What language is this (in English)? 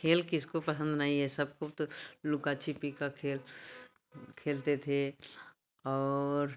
Hindi